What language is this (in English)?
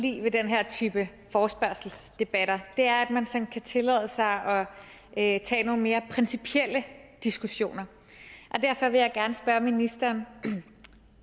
Danish